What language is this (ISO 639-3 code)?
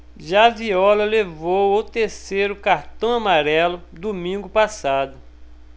por